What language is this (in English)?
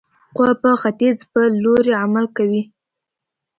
Pashto